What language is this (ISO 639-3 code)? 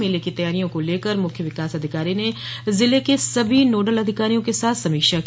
hin